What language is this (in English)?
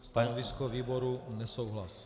Czech